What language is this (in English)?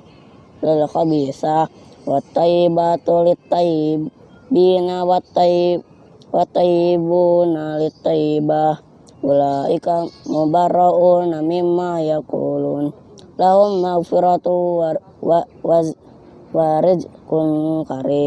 Indonesian